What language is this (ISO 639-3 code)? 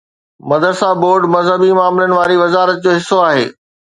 snd